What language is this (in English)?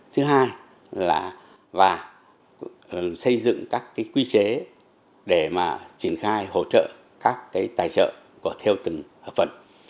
Vietnamese